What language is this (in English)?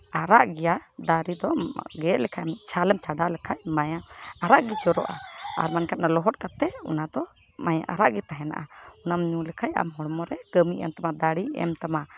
Santali